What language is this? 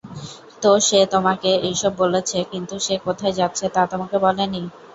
Bangla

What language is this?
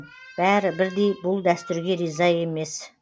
Kazakh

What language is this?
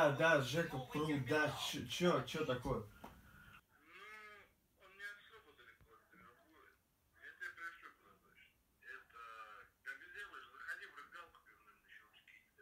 Russian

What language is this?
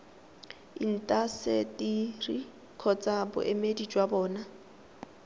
Tswana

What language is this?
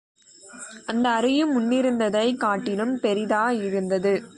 Tamil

